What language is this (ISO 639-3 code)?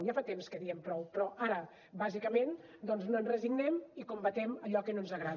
cat